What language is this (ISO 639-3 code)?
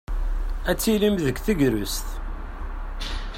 kab